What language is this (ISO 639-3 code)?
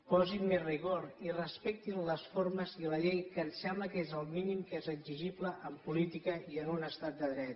cat